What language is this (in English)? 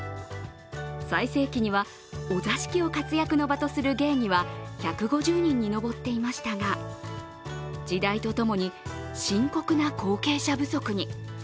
Japanese